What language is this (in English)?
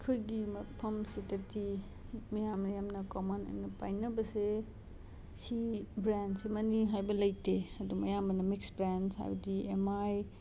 Manipuri